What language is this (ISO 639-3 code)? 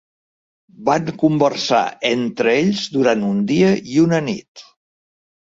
cat